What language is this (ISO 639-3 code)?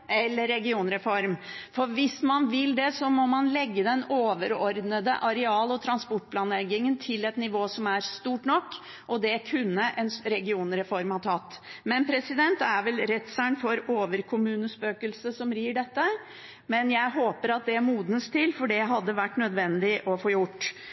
nob